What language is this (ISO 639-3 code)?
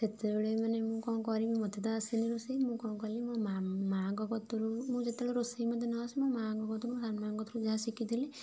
ori